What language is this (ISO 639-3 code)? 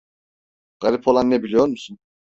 tur